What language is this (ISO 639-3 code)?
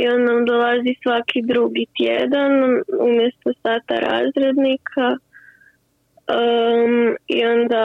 hrv